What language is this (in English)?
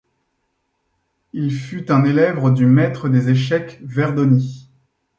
French